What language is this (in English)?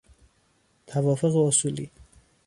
Persian